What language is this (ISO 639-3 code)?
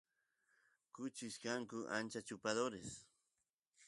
qus